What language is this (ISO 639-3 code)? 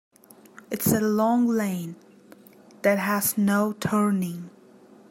eng